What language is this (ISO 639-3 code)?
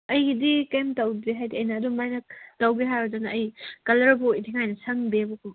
mni